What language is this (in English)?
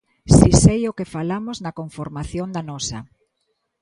Galician